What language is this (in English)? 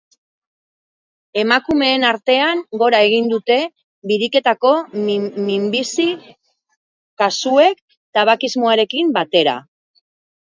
Basque